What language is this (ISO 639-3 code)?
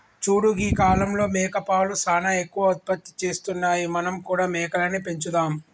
tel